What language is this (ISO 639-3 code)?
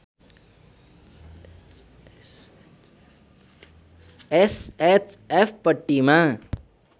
nep